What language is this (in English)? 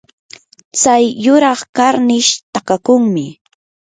Yanahuanca Pasco Quechua